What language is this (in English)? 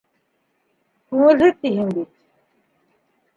Bashkir